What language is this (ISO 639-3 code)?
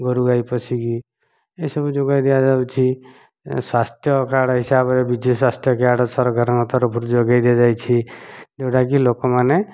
ori